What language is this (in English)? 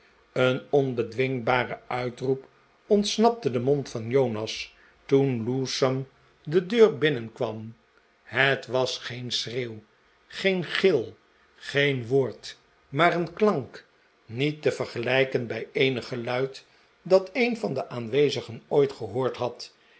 Dutch